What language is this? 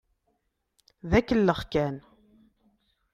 Kabyle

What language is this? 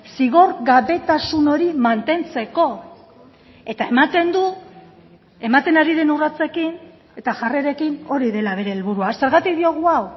Basque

